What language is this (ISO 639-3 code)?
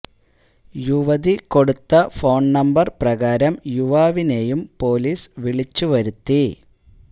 mal